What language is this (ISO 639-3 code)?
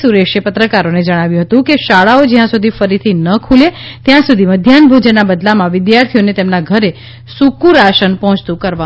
guj